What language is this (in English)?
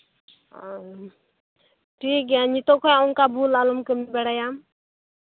Santali